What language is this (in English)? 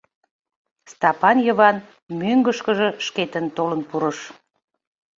Mari